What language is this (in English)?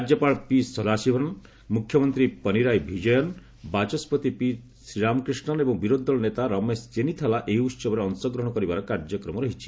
Odia